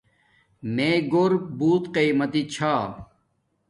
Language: Domaaki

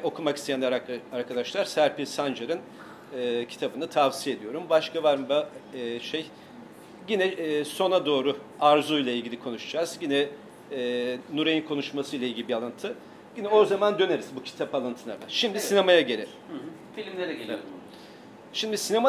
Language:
Turkish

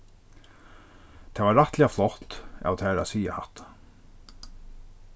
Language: Faroese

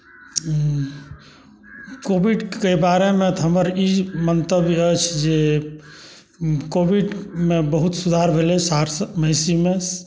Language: Maithili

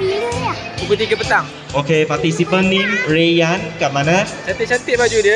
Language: Malay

